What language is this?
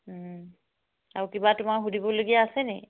Assamese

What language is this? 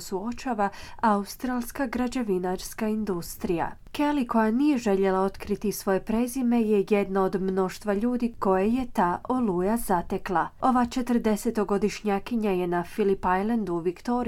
Croatian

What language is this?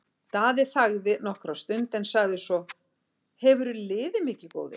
Icelandic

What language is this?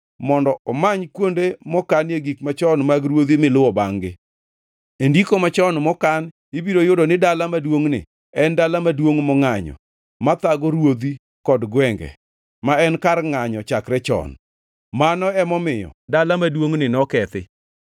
Luo (Kenya and Tanzania)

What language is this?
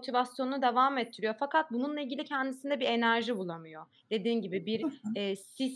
Turkish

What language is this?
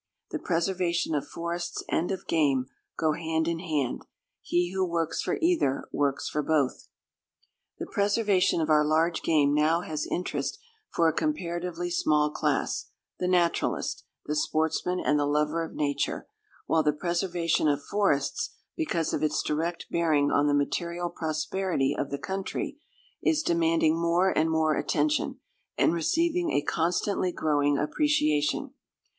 English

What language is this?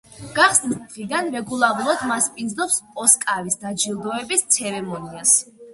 Georgian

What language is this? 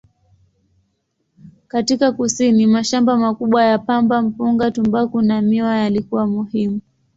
Swahili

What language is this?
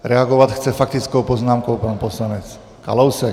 Czech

